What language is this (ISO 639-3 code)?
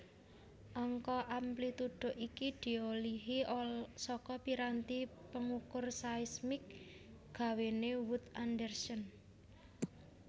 jav